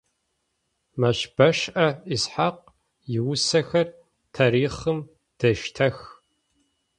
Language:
Adyghe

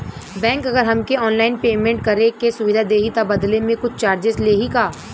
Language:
Bhojpuri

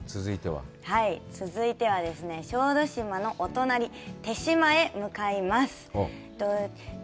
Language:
Japanese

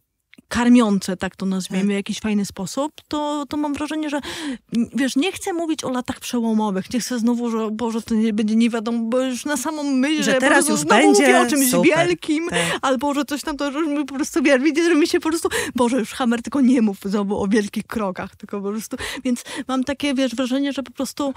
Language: Polish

